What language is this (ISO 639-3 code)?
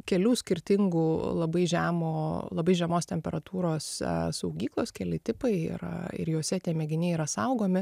lit